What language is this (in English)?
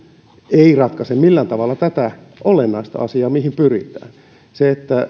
Finnish